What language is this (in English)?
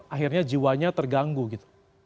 Indonesian